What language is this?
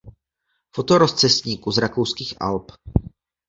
Czech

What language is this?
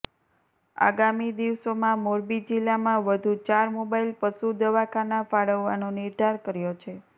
Gujarati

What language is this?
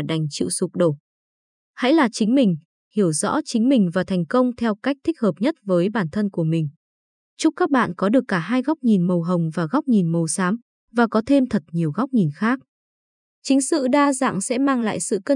Vietnamese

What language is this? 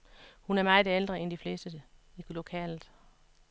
Danish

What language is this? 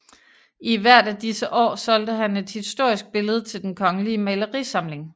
Danish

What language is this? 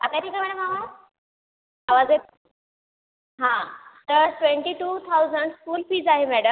Marathi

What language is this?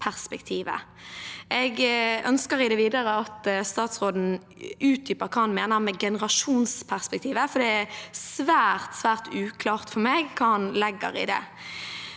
Norwegian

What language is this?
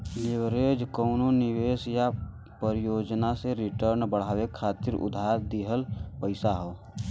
Bhojpuri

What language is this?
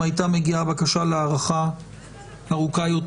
Hebrew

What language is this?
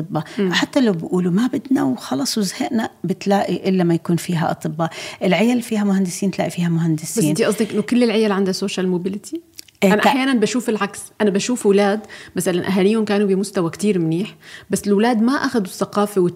Arabic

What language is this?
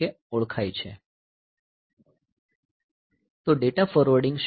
Gujarati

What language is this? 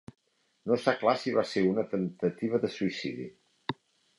Catalan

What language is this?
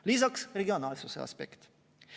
Estonian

